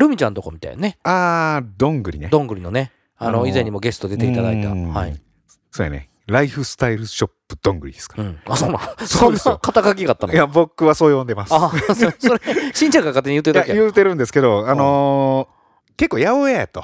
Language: Japanese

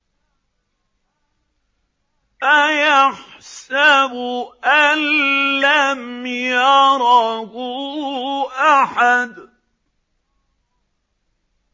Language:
Arabic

